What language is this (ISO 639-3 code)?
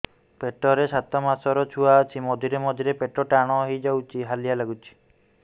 ori